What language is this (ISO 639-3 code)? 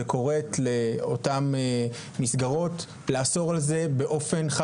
heb